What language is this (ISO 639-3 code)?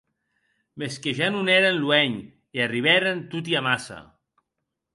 oci